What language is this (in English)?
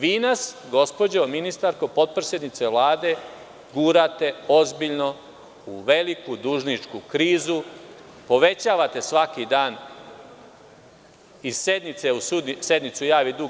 Serbian